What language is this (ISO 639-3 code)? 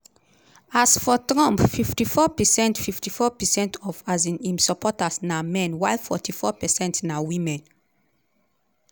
pcm